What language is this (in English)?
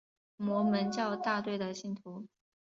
Chinese